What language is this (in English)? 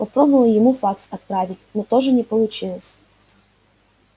Russian